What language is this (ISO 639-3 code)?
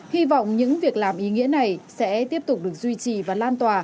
vie